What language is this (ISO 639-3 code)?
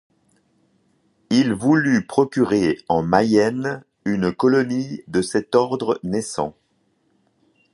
fra